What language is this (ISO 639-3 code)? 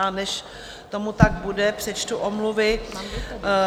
ces